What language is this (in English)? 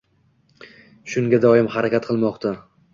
Uzbek